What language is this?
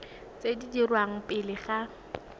Tswana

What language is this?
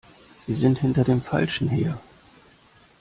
German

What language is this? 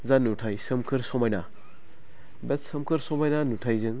Bodo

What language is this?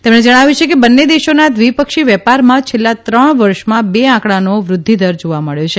Gujarati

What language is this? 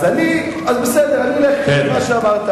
Hebrew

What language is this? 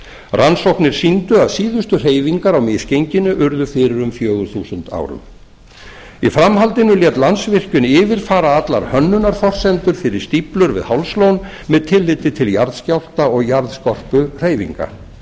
Icelandic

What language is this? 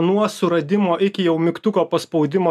Lithuanian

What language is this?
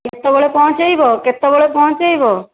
Odia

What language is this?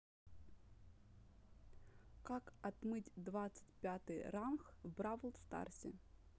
Russian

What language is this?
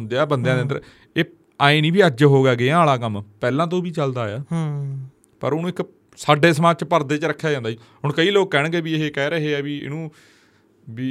Punjabi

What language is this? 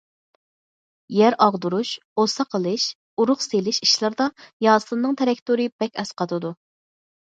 Uyghur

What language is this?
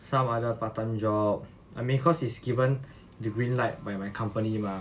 English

